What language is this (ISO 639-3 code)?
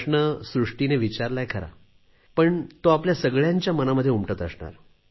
mar